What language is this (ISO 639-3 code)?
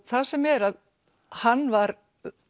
isl